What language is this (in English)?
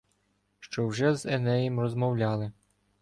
Ukrainian